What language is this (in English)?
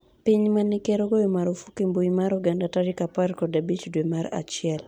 Luo (Kenya and Tanzania)